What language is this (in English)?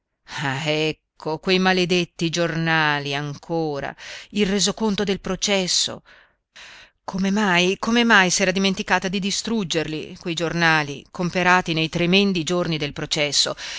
Italian